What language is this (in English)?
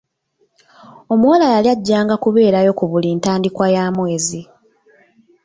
Ganda